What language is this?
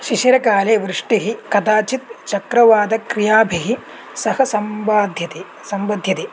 Sanskrit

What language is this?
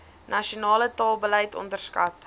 Afrikaans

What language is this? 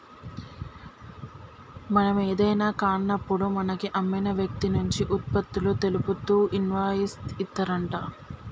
Telugu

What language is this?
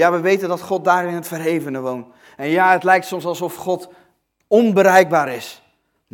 Dutch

